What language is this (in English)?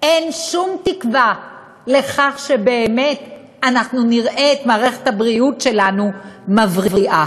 Hebrew